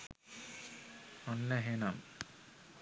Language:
Sinhala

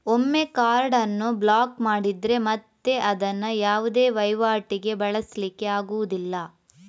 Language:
Kannada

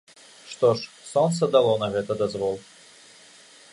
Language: Belarusian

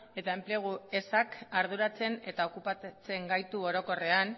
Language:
Basque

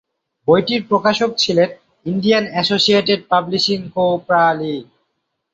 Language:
Bangla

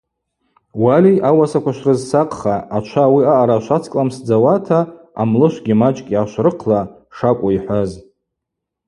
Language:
Abaza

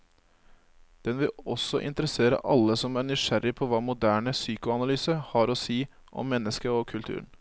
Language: Norwegian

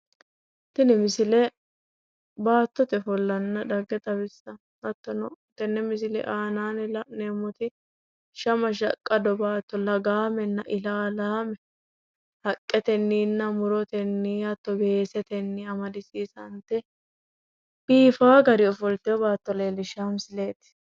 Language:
Sidamo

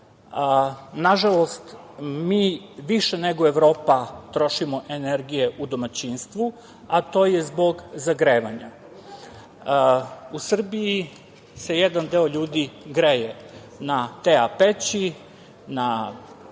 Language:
Serbian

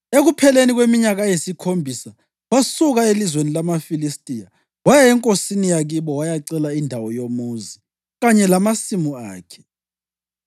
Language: North Ndebele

